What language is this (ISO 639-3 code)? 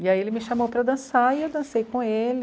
por